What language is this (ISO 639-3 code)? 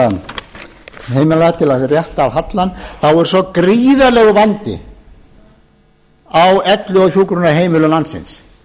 isl